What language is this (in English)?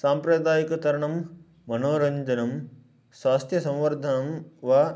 Sanskrit